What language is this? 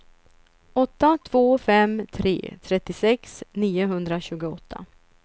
Swedish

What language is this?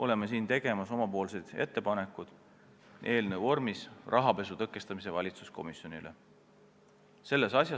Estonian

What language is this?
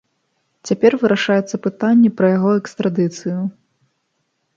Belarusian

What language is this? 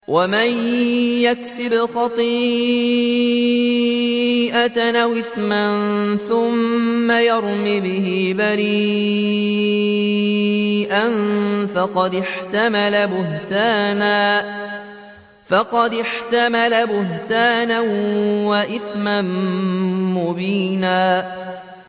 Arabic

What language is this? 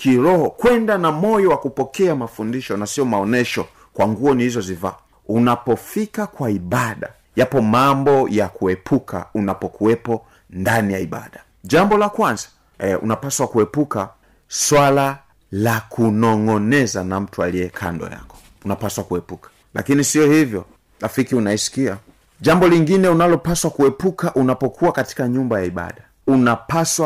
Swahili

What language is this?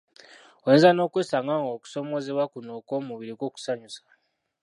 Ganda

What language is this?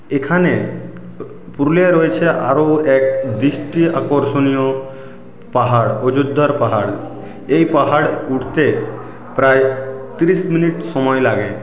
Bangla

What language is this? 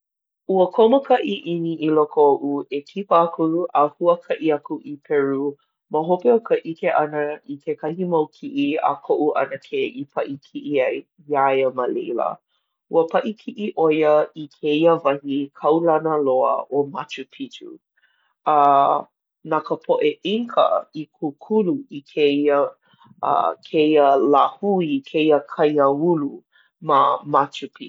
Hawaiian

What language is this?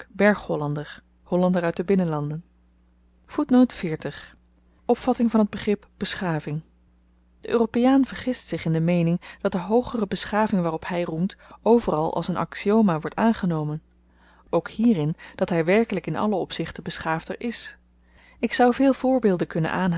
Dutch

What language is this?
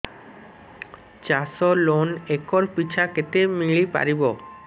Odia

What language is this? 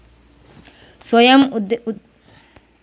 Kannada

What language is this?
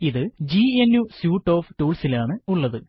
Malayalam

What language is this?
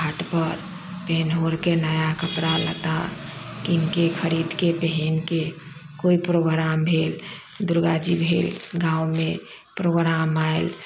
Maithili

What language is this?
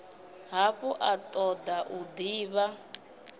Venda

